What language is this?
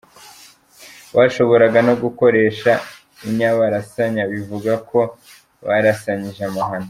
Kinyarwanda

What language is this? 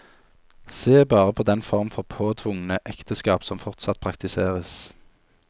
Norwegian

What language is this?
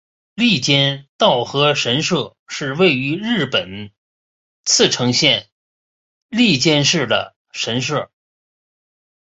Chinese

